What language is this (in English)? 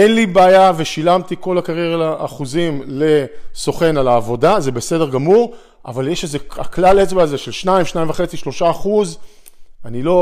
Hebrew